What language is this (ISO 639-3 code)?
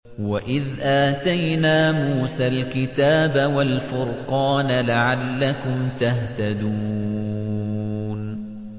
ara